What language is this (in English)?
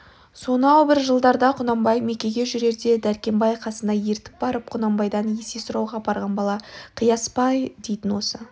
Kazakh